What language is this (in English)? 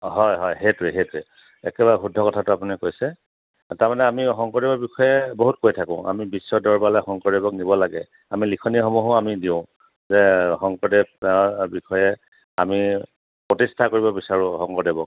Assamese